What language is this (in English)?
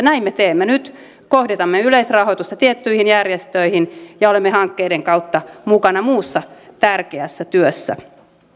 Finnish